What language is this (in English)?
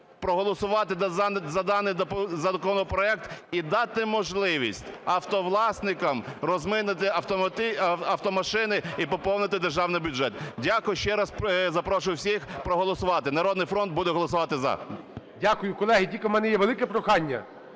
Ukrainian